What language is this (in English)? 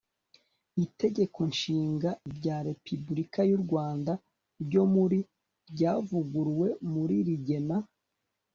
Kinyarwanda